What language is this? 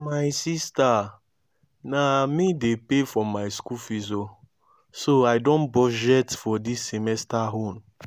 Nigerian Pidgin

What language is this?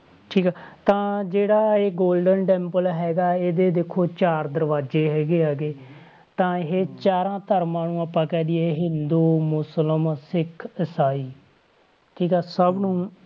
Punjabi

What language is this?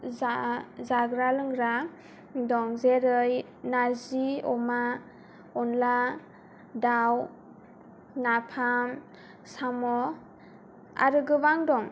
Bodo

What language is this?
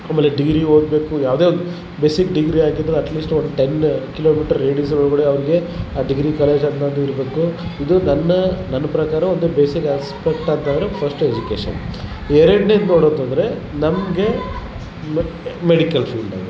Kannada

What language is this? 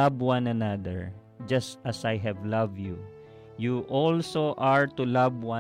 Filipino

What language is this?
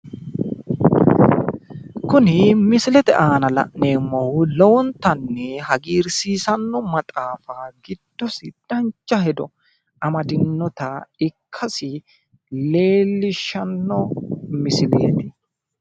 Sidamo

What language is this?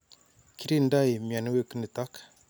Kalenjin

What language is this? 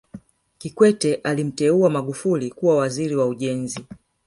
Swahili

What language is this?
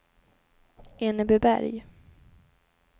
Swedish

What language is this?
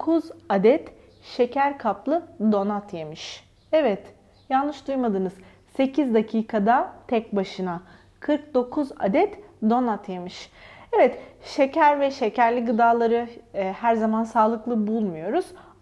Turkish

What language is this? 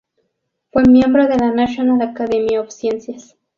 Spanish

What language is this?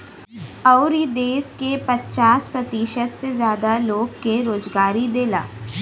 Bhojpuri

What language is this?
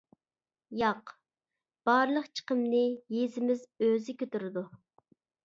Uyghur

